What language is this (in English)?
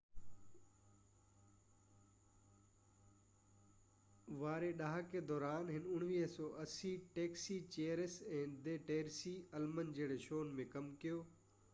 Sindhi